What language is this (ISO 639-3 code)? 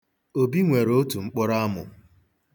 ibo